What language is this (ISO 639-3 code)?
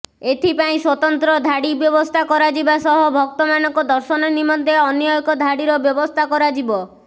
ori